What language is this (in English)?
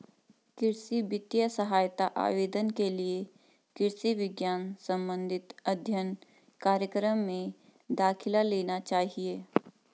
Hindi